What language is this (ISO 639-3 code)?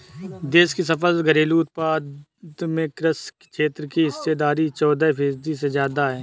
hin